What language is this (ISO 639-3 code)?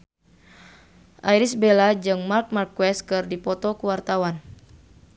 sun